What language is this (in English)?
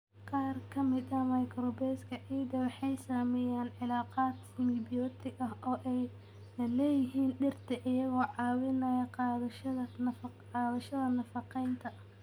Somali